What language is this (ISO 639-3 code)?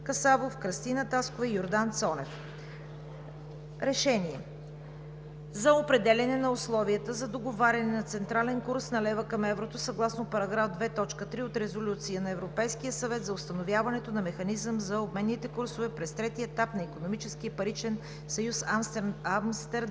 bul